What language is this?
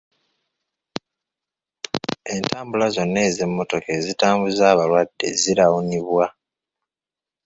Ganda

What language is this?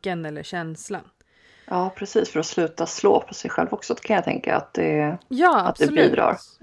Swedish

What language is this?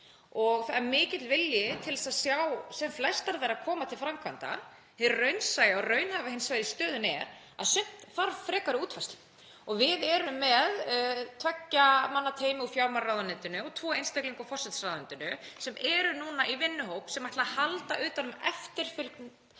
Icelandic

